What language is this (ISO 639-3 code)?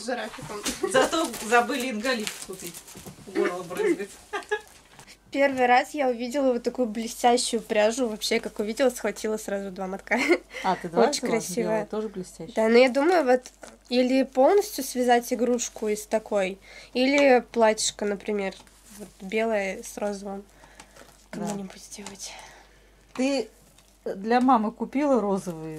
rus